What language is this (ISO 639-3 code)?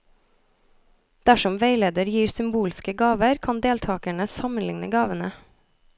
nor